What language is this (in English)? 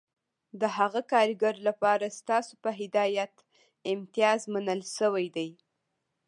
Pashto